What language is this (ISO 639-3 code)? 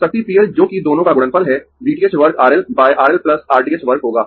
hin